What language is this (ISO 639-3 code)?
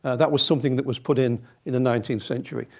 eng